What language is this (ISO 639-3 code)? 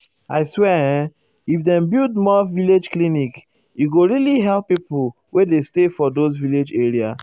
pcm